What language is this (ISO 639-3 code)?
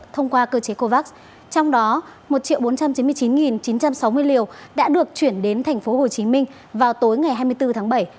vie